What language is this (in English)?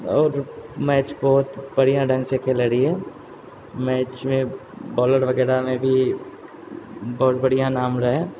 Maithili